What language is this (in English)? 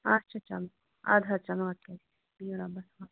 Kashmiri